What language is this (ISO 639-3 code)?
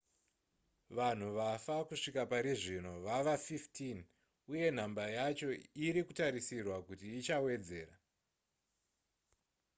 sna